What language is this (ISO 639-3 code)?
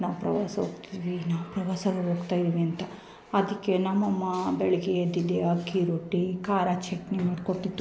kan